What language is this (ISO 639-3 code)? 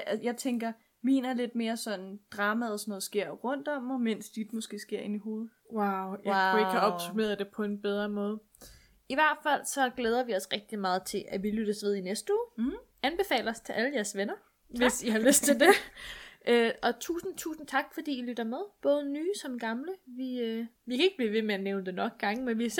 dan